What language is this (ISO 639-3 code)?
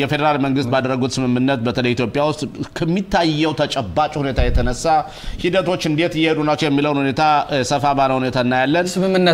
ara